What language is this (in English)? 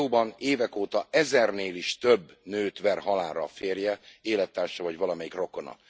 Hungarian